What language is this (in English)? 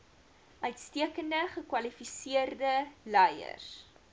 Afrikaans